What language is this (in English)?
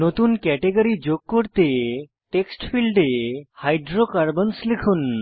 Bangla